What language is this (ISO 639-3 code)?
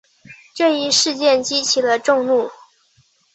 zho